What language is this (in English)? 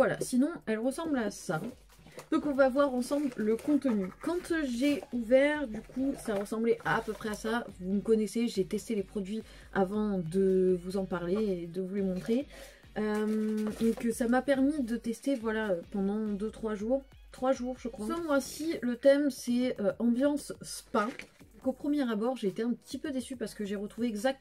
French